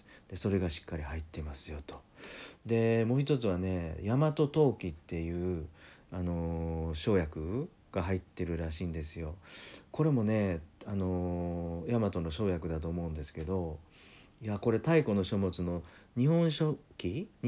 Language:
Japanese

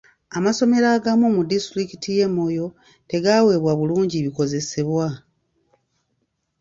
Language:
Ganda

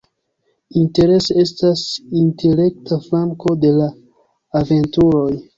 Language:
Esperanto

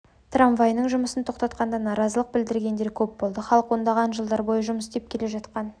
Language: Kazakh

